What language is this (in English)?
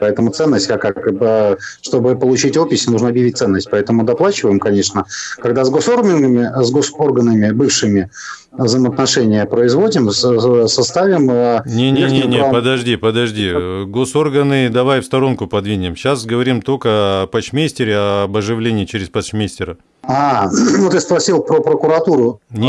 Russian